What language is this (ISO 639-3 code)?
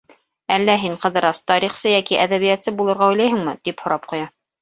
bak